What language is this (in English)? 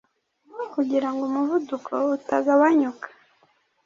Kinyarwanda